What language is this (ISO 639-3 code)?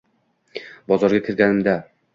uzb